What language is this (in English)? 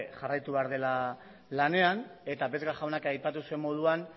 Basque